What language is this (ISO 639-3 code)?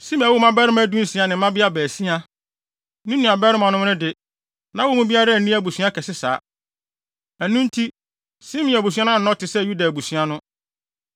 aka